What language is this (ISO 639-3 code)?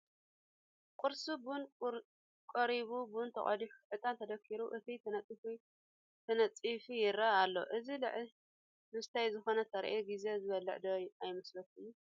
tir